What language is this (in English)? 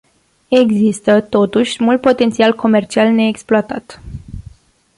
Romanian